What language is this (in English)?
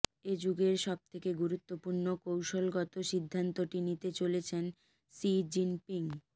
Bangla